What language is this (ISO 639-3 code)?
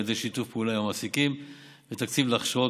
heb